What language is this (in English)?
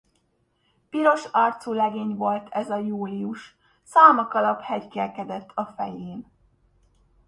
Hungarian